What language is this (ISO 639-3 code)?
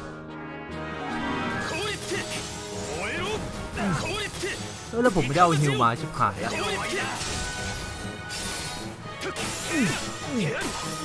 tha